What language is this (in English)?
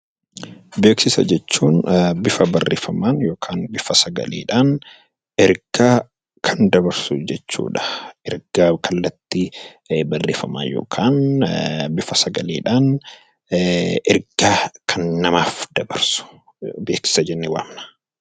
Oromo